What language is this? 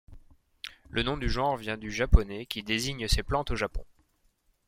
French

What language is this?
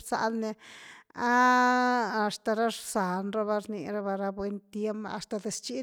Güilá Zapotec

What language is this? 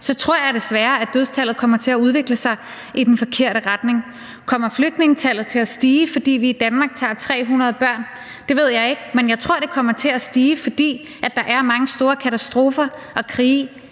Danish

